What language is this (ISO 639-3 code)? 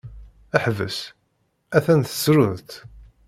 kab